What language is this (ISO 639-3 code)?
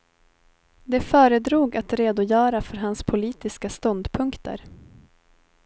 swe